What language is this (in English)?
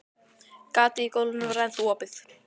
Icelandic